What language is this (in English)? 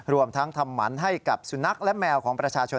Thai